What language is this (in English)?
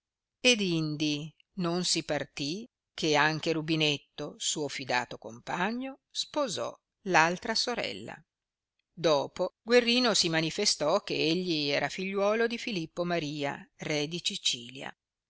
Italian